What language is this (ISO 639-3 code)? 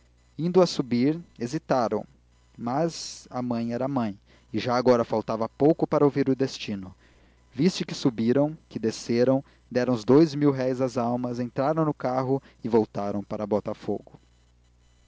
por